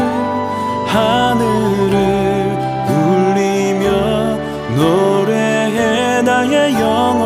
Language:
Korean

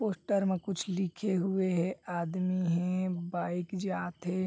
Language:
Chhattisgarhi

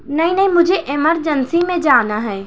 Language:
Urdu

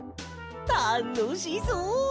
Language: Japanese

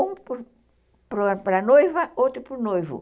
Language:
Portuguese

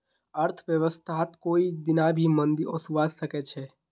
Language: Magahi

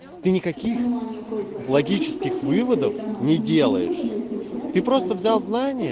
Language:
Russian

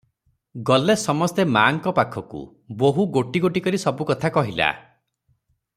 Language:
Odia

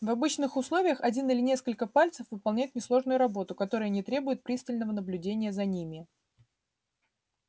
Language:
Russian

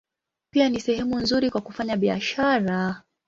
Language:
Swahili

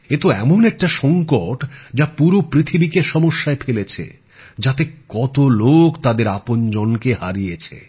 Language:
Bangla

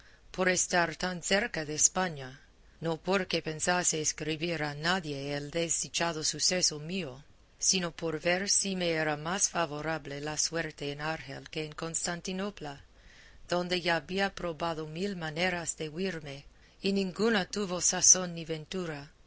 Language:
Spanish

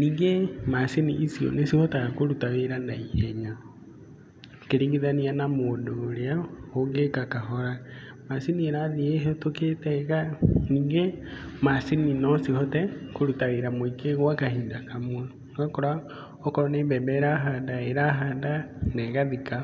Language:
Kikuyu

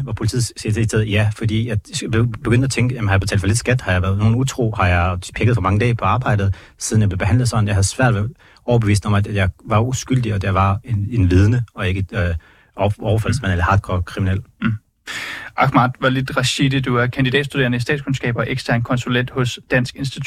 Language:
Danish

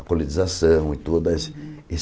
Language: Portuguese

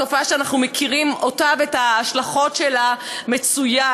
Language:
Hebrew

